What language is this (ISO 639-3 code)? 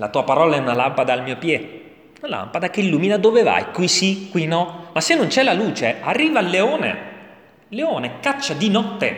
ita